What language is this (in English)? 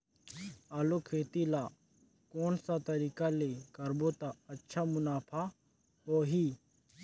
Chhattisgarhi